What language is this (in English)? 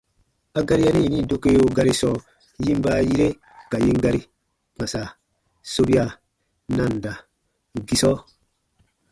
Baatonum